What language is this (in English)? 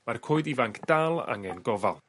Welsh